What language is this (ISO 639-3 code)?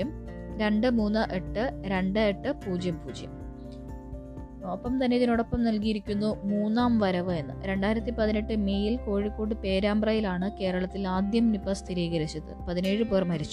mal